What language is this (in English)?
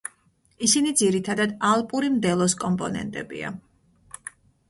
Georgian